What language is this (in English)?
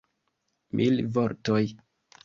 Esperanto